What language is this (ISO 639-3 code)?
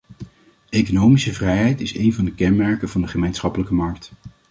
nld